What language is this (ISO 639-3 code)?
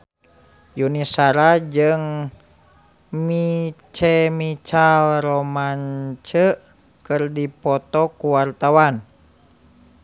sun